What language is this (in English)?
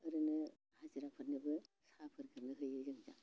Bodo